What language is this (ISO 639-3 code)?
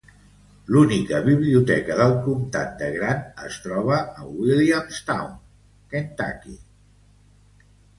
cat